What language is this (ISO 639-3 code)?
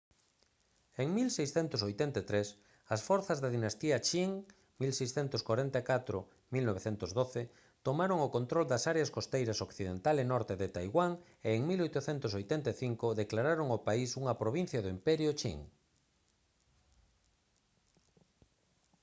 glg